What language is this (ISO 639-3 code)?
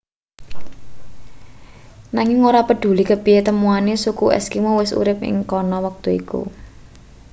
jav